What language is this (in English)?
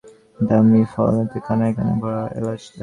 Bangla